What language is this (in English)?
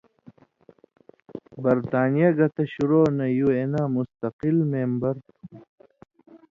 Indus Kohistani